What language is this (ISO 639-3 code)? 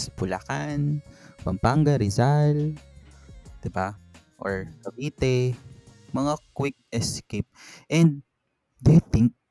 fil